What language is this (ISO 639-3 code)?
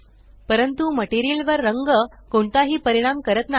mar